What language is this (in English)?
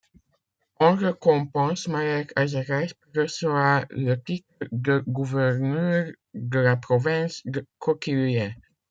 French